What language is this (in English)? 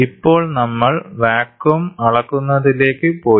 Malayalam